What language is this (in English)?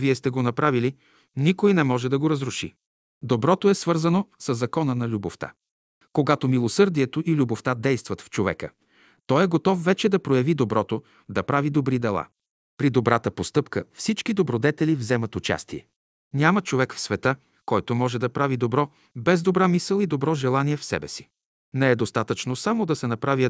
Bulgarian